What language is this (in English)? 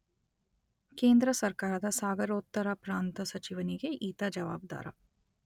Kannada